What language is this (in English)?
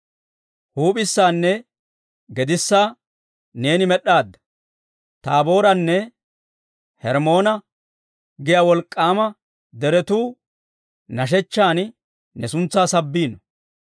Dawro